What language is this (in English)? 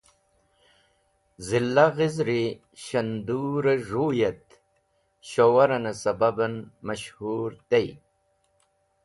Wakhi